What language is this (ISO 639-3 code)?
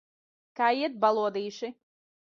lav